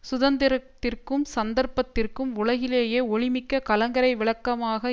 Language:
Tamil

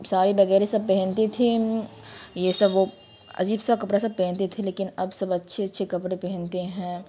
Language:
Urdu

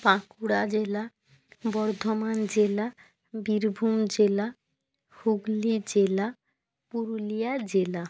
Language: Bangla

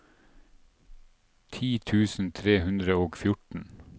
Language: Norwegian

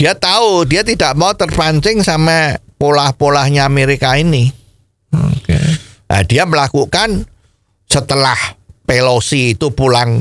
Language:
Indonesian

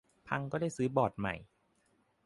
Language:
Thai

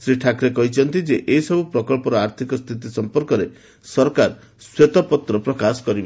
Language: Odia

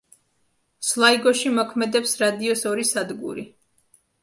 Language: Georgian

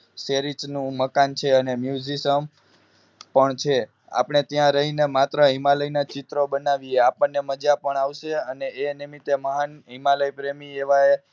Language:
Gujarati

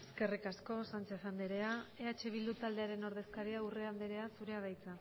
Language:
Basque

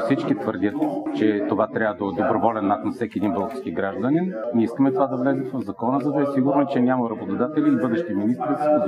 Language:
Bulgarian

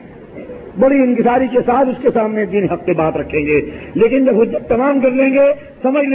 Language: Urdu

